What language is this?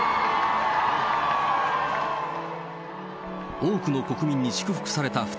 Japanese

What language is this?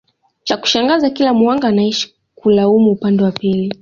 Swahili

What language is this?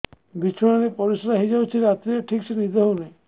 Odia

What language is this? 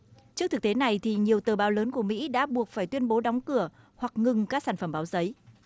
Vietnamese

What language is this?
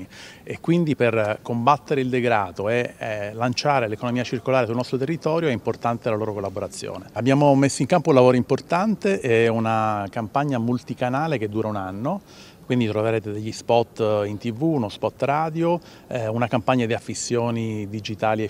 Italian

